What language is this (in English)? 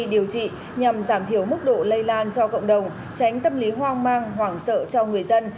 Vietnamese